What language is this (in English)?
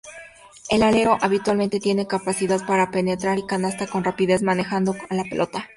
Spanish